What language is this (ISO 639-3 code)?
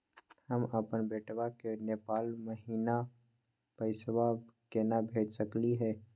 mag